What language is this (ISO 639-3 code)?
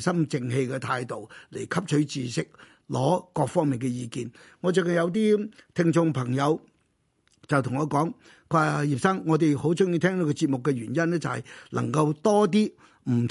zho